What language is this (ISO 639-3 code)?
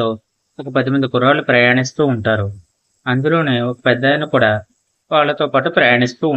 tel